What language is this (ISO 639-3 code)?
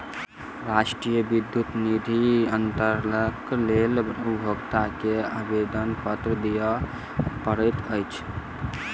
mai